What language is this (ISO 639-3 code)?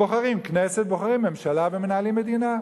heb